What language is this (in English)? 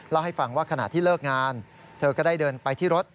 Thai